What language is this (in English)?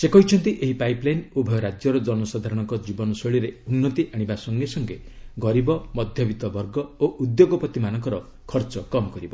Odia